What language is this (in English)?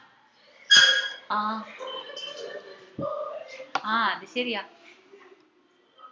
Malayalam